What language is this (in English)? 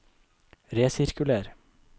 Norwegian